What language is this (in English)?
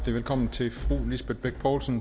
Danish